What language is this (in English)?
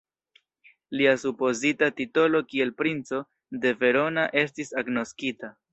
Esperanto